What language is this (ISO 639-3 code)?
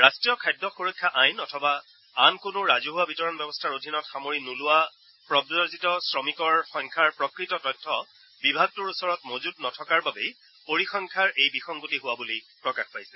asm